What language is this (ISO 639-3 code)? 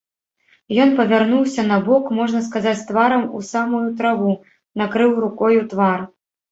bel